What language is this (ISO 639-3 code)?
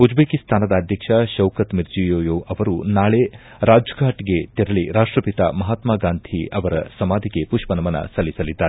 kan